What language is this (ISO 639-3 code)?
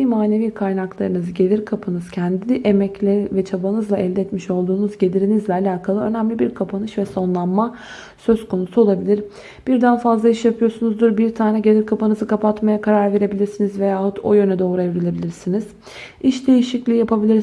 tur